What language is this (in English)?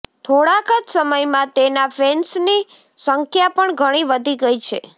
Gujarati